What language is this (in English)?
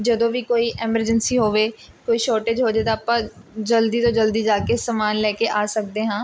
Punjabi